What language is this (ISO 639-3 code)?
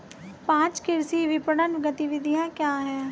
hin